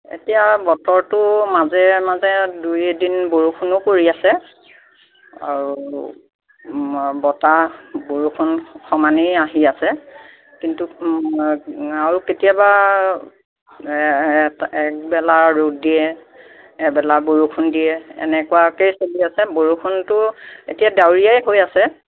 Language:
Assamese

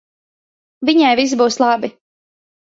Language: Latvian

